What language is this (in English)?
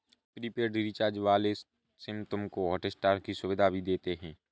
Hindi